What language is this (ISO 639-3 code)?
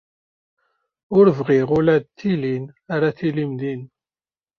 kab